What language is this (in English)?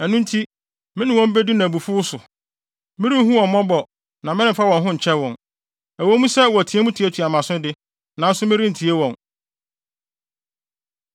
Akan